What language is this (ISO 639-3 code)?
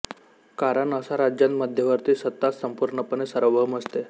mar